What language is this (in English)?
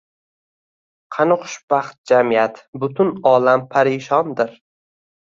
Uzbek